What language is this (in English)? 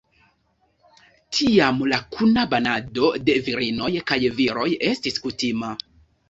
Esperanto